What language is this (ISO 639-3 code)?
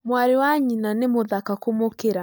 kik